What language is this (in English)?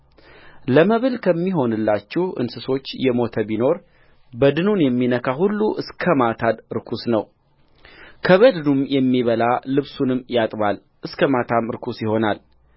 Amharic